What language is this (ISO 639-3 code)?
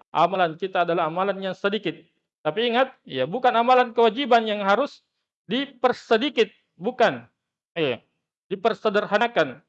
ind